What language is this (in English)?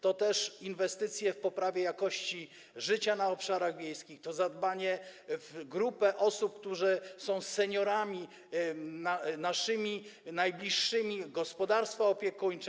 Polish